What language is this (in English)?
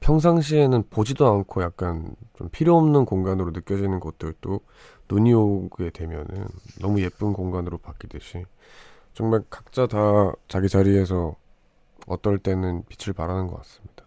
Korean